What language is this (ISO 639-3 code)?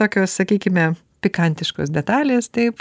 lit